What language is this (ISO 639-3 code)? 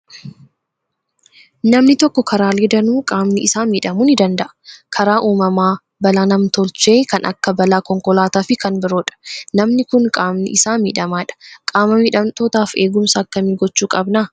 orm